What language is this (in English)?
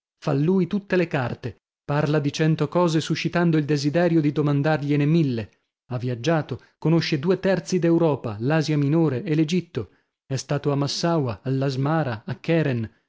Italian